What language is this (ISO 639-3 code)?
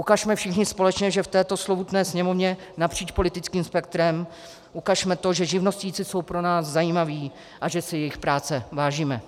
ces